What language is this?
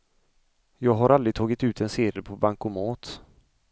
Swedish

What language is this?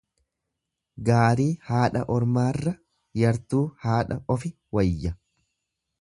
Oromo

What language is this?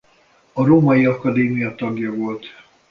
Hungarian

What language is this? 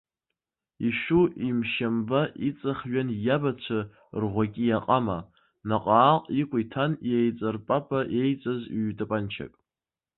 Abkhazian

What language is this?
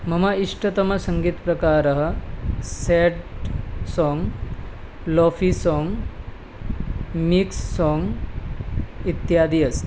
Sanskrit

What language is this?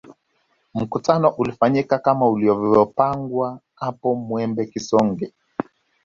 Swahili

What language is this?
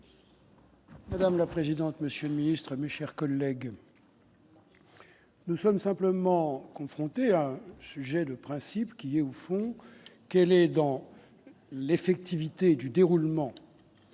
French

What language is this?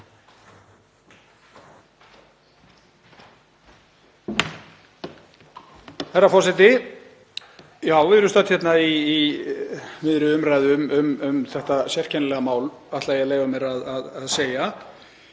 Icelandic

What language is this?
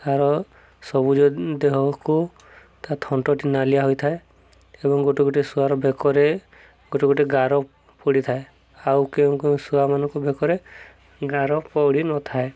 Odia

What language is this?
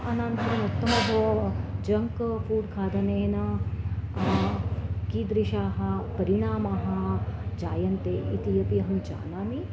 Sanskrit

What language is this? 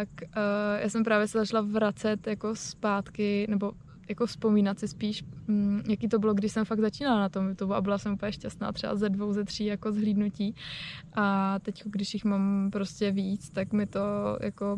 Czech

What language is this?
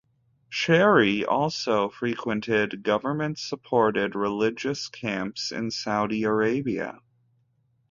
English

